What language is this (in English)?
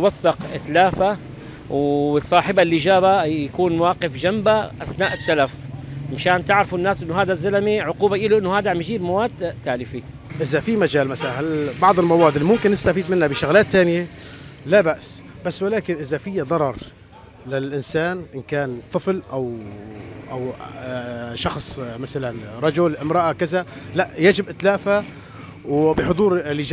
Arabic